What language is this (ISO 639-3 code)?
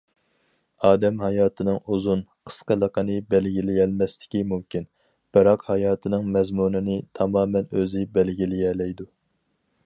uig